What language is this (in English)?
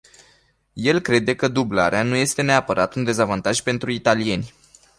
Romanian